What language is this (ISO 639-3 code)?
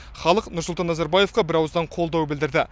kaz